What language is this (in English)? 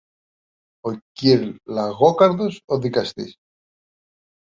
Greek